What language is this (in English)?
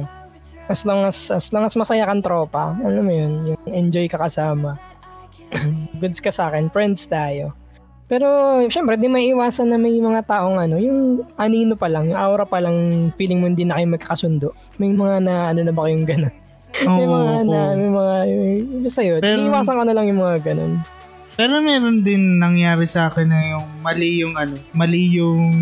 Filipino